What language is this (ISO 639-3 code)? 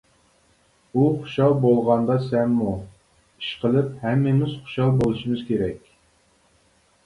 uig